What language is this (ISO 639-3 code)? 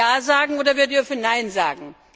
deu